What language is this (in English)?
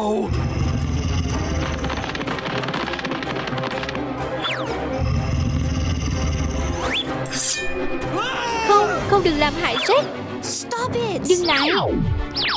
Vietnamese